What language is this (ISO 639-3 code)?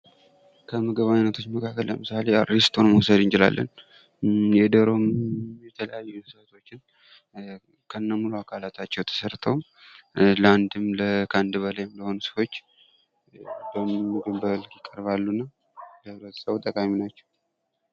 amh